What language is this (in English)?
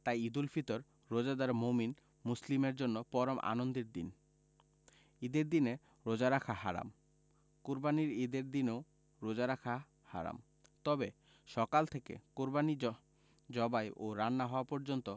Bangla